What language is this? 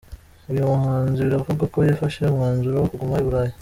Kinyarwanda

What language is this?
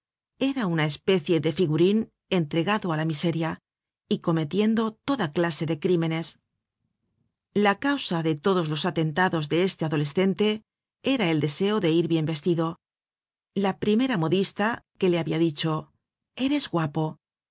Spanish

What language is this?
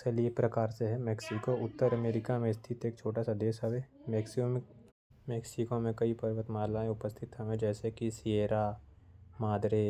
Korwa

